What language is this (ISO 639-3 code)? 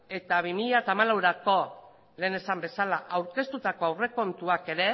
eus